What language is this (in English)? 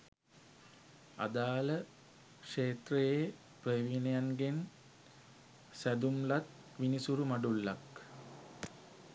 Sinhala